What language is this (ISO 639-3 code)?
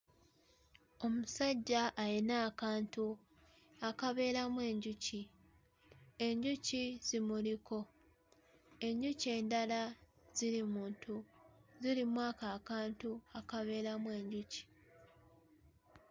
lug